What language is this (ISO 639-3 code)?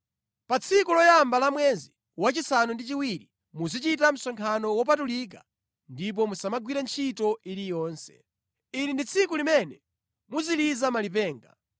nya